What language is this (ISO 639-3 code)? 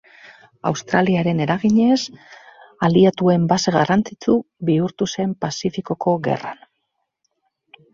eus